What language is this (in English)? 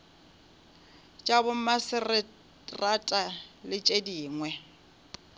Northern Sotho